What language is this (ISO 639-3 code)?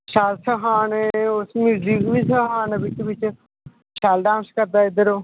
doi